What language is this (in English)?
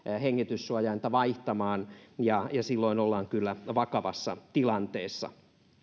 Finnish